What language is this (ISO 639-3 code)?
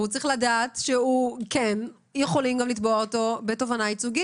heb